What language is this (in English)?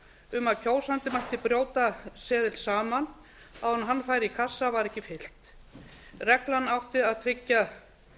Icelandic